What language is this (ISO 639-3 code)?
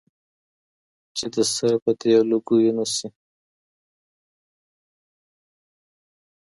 pus